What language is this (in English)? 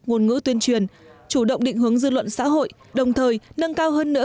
Vietnamese